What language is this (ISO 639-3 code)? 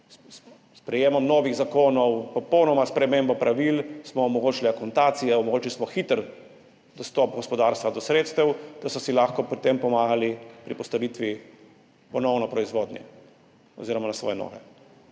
slv